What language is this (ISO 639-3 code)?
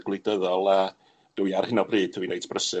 cym